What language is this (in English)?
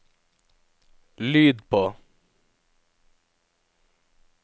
Norwegian